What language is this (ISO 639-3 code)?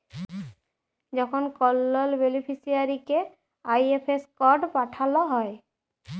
ben